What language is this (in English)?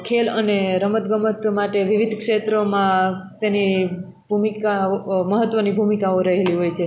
Gujarati